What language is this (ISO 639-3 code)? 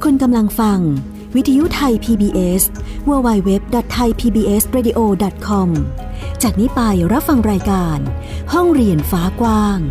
tha